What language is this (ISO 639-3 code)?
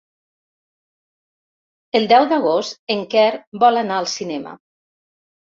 cat